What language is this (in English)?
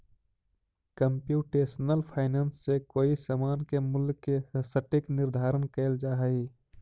Magahi